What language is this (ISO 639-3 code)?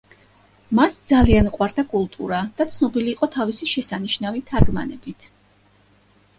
kat